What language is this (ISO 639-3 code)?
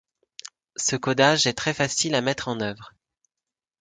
fra